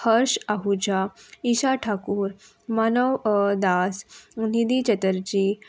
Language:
Konkani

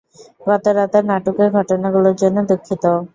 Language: Bangla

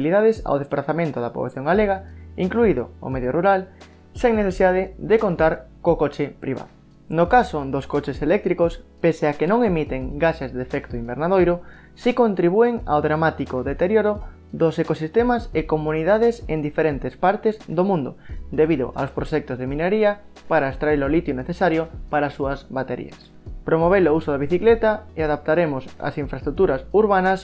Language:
Spanish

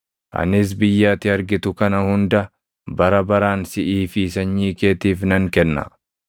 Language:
Oromo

